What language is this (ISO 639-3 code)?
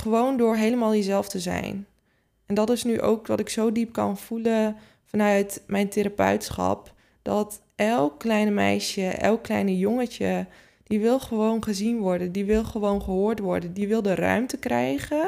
nld